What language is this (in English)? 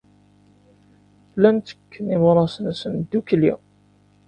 Kabyle